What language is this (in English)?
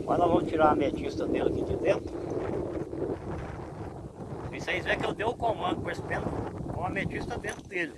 Portuguese